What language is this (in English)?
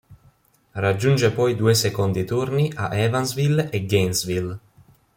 Italian